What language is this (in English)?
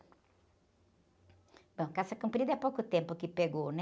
Portuguese